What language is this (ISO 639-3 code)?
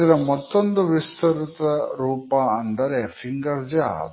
kan